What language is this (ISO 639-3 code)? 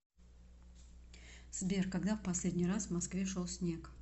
rus